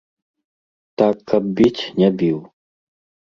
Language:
Belarusian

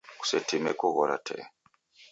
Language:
Taita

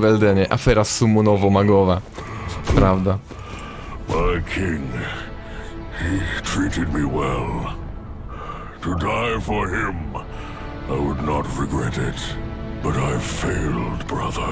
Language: Polish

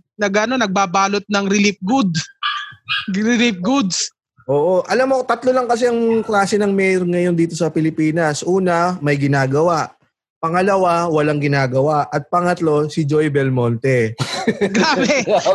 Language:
Filipino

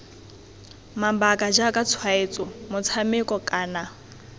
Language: Tswana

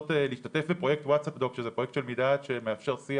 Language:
Hebrew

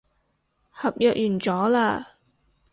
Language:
Cantonese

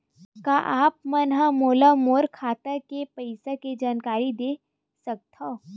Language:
Chhattisgarhi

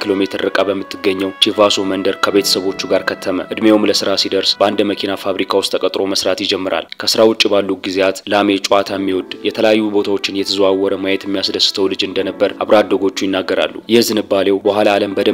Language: Arabic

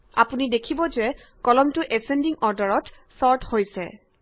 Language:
Assamese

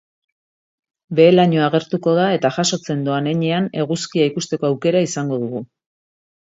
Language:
Basque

